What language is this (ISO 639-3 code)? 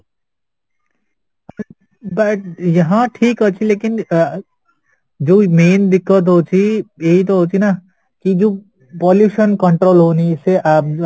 ori